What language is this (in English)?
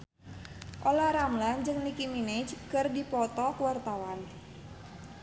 Sundanese